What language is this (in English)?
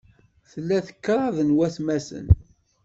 Kabyle